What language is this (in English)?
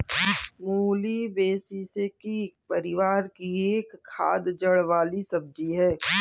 Hindi